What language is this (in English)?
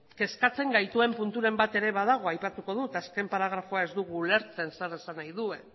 Basque